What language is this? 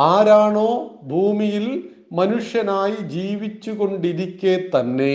Malayalam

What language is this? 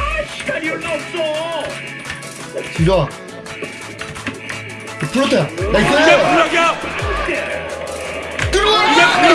Korean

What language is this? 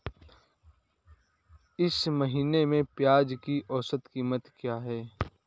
Hindi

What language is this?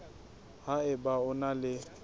Southern Sotho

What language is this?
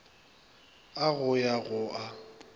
Northern Sotho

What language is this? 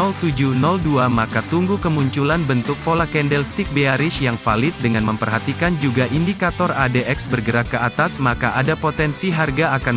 Indonesian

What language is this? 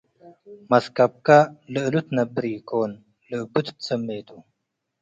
Tigre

